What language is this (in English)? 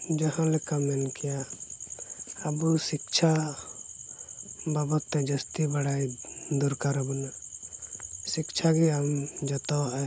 Santali